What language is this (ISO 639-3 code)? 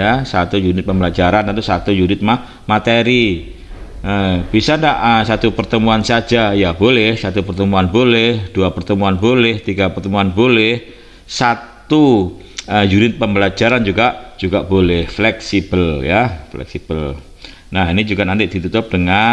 ind